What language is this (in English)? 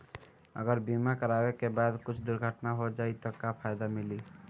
Bhojpuri